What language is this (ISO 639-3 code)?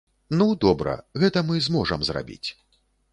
bel